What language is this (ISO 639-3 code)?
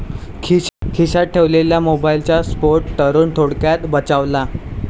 mar